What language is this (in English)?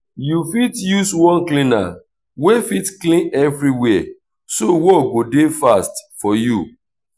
Nigerian Pidgin